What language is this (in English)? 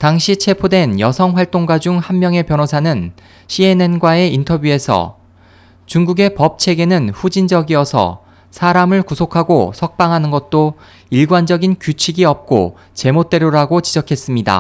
Korean